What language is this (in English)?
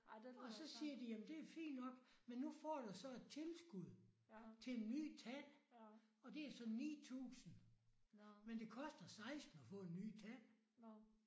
Danish